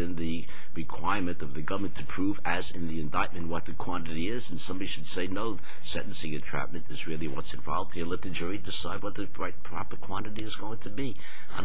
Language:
English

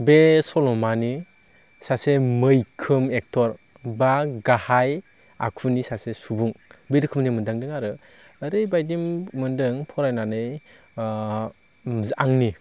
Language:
Bodo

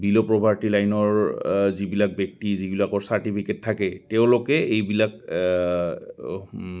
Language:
Assamese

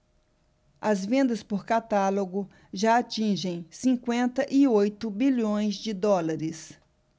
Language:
Portuguese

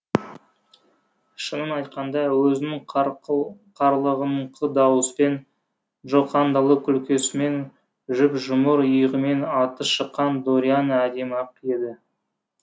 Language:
Kazakh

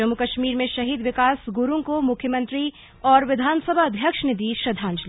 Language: Hindi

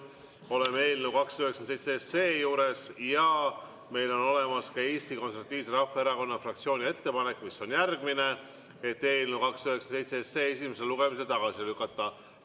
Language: Estonian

